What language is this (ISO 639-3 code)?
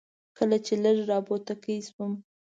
pus